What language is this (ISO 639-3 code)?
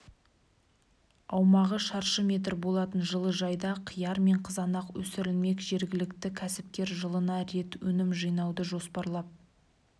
kaz